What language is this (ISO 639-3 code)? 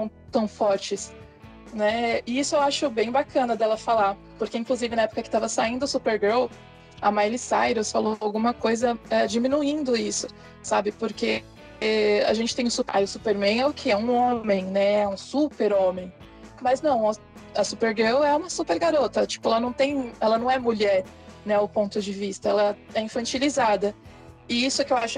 por